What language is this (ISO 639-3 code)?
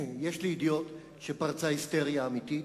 heb